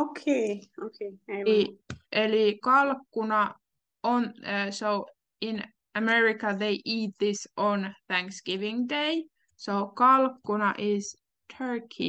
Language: Finnish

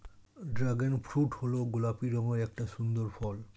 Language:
Bangla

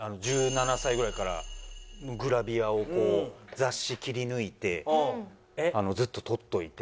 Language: Japanese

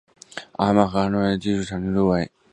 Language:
Chinese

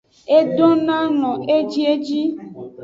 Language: Aja (Benin)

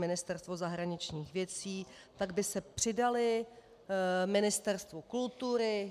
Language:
Czech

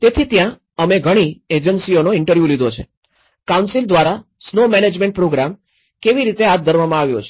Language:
Gujarati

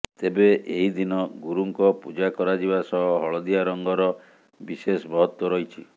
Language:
Odia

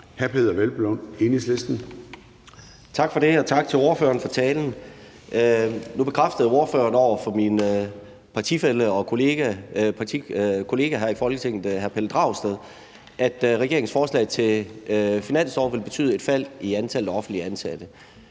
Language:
Danish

